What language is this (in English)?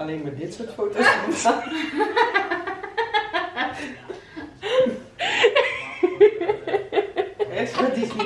Dutch